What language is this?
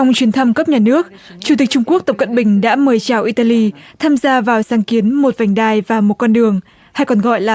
Vietnamese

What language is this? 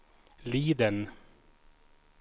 Swedish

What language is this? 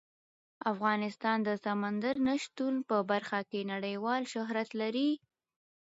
Pashto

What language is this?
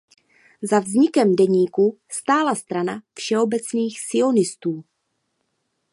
Czech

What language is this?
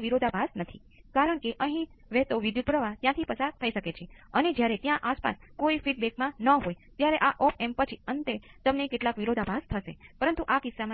Gujarati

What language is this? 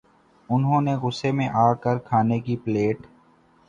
Urdu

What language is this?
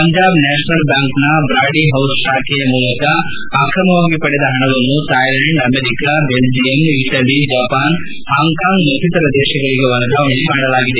Kannada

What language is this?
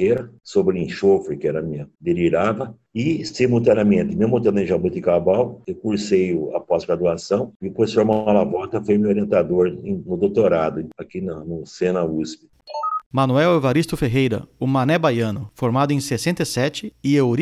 Portuguese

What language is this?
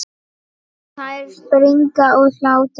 Icelandic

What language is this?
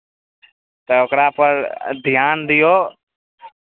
Maithili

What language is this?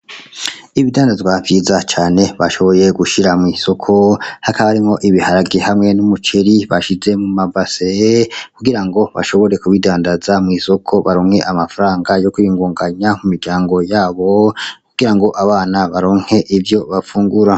Rundi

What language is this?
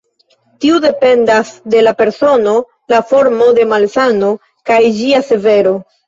Esperanto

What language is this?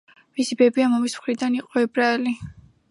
Georgian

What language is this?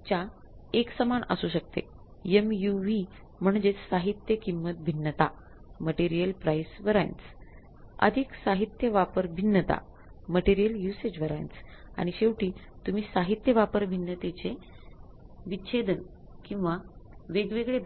Marathi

